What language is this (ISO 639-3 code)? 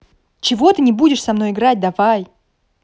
rus